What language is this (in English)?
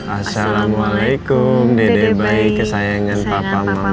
Indonesian